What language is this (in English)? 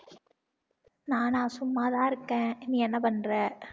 Tamil